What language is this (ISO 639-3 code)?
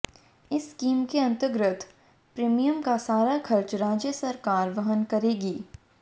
hin